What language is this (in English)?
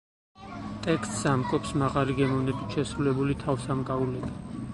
Georgian